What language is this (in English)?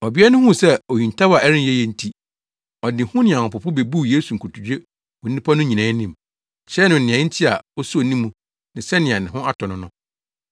Akan